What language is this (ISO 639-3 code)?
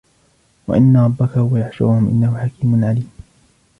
ara